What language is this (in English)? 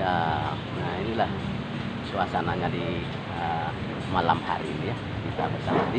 Indonesian